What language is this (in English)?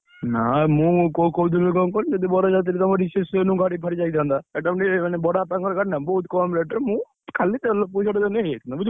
Odia